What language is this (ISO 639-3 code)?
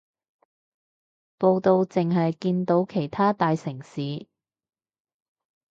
yue